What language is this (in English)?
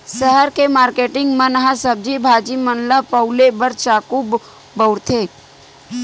Chhattisgarhi